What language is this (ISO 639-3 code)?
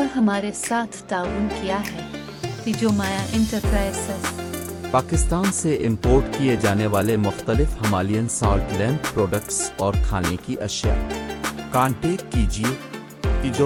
urd